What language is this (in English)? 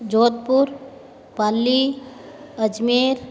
Hindi